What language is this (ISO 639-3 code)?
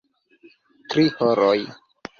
epo